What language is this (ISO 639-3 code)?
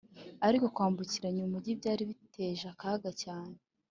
kin